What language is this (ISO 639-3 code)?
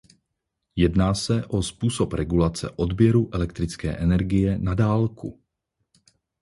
ces